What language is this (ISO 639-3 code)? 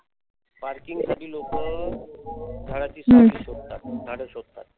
mar